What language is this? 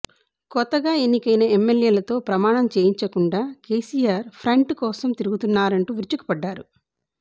Telugu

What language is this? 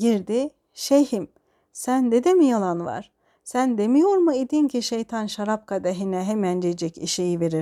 Turkish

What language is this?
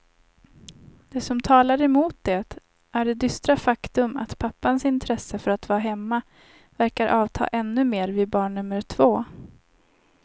Swedish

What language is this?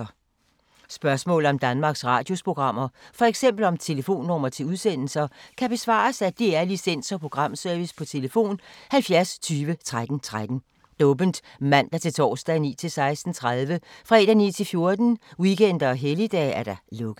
Danish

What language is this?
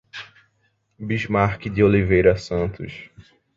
Portuguese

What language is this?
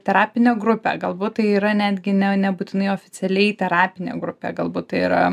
Lithuanian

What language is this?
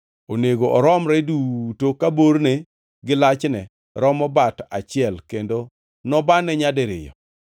Luo (Kenya and Tanzania)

